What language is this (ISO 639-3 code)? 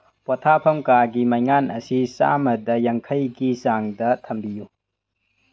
mni